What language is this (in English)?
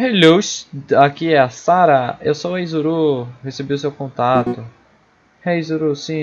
Portuguese